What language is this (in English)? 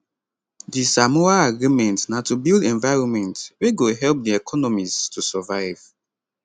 Nigerian Pidgin